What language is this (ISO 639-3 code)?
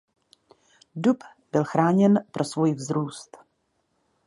ces